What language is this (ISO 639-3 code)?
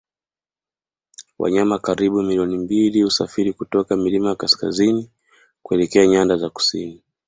swa